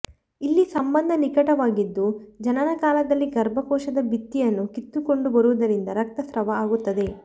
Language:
Kannada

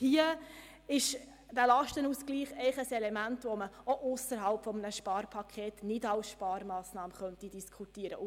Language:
Swiss German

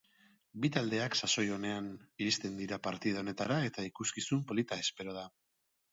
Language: Basque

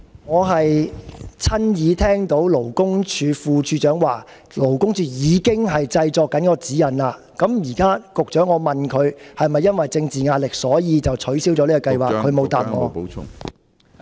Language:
Cantonese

